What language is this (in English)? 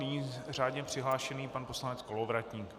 Czech